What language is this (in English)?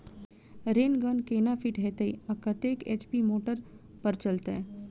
Maithili